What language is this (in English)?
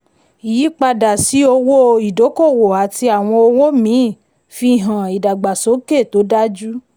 Yoruba